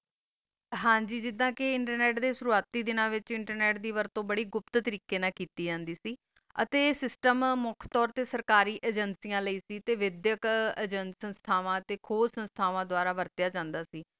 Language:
Punjabi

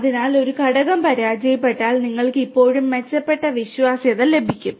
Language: Malayalam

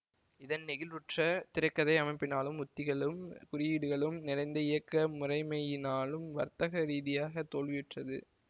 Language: Tamil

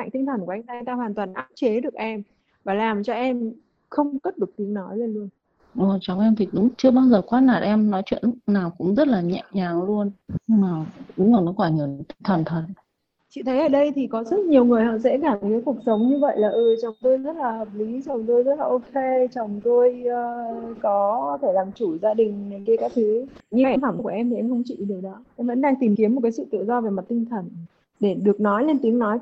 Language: Vietnamese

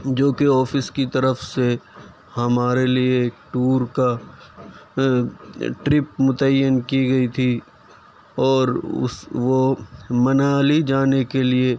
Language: Urdu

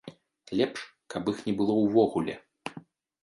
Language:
Belarusian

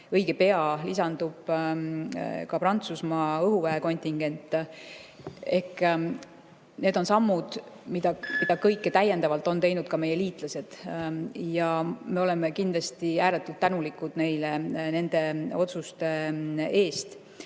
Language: Estonian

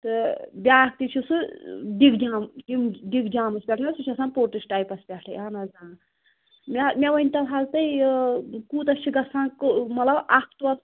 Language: Kashmiri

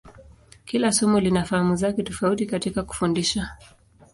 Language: Swahili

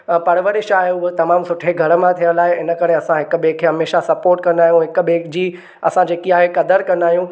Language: Sindhi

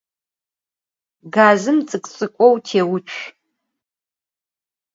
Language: Adyghe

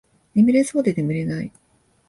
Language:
Japanese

